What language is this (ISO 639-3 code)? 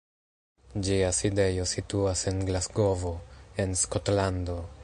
epo